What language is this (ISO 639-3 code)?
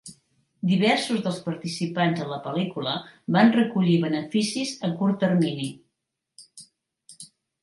cat